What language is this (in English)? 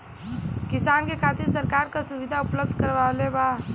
Bhojpuri